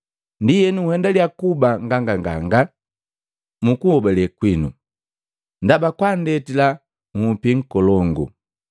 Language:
Matengo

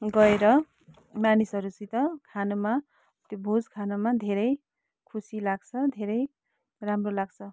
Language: Nepali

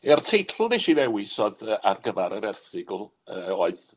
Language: Welsh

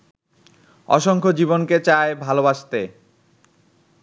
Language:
Bangla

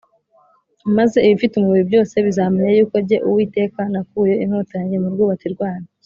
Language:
Kinyarwanda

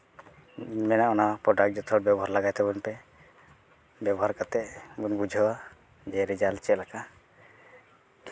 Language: Santali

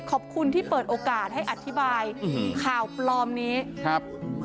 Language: Thai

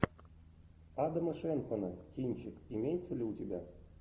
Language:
Russian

